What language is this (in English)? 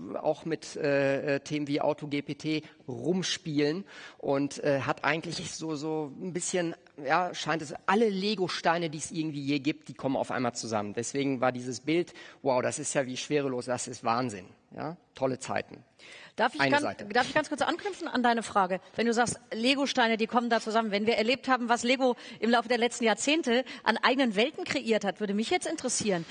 German